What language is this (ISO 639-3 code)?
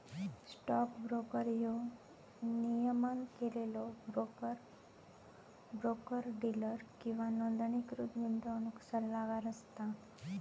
mar